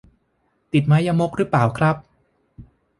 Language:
Thai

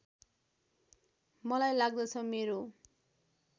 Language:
Nepali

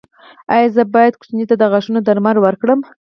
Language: Pashto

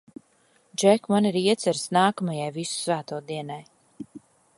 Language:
Latvian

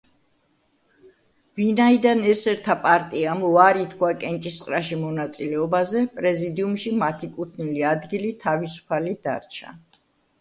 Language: Georgian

